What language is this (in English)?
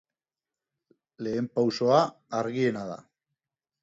Basque